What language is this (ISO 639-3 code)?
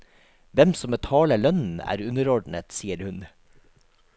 nor